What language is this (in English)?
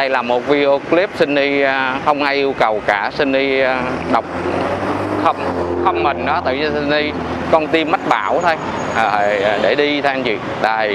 Vietnamese